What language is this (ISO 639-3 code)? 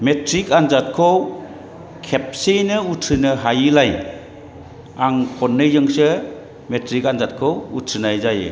brx